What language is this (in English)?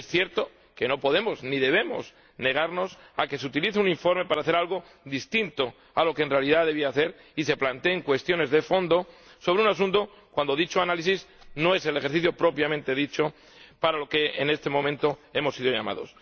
Spanish